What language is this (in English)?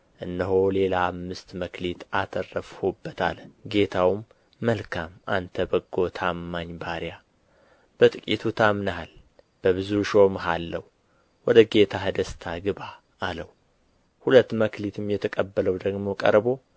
Amharic